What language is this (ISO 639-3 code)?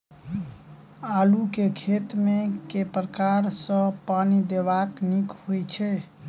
mai